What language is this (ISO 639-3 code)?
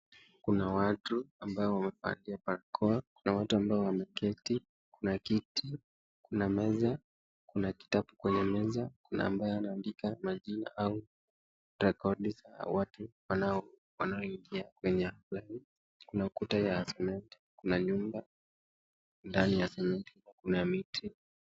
swa